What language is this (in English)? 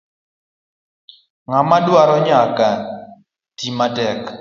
Luo (Kenya and Tanzania)